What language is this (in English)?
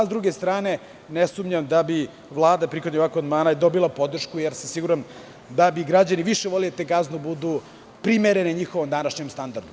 Serbian